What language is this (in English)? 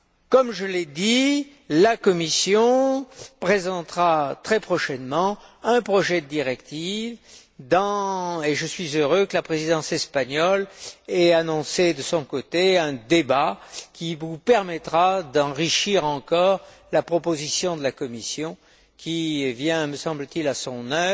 French